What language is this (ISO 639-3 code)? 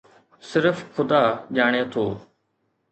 snd